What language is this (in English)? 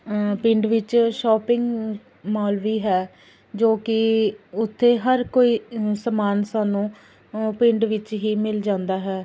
Punjabi